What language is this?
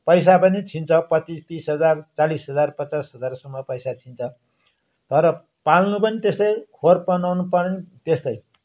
Nepali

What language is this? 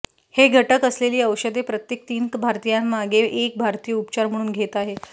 Marathi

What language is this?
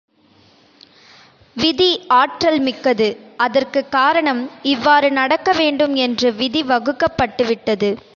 Tamil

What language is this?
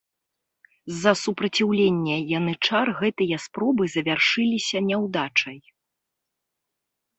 Belarusian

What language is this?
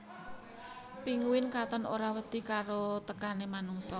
Javanese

